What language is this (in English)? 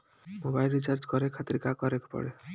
Bhojpuri